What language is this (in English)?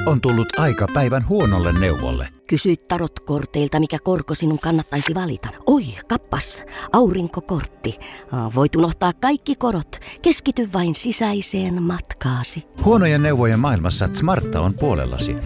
Finnish